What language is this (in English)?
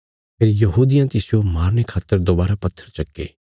Bilaspuri